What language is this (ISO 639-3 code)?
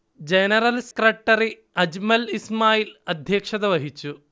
mal